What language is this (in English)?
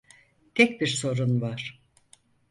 Turkish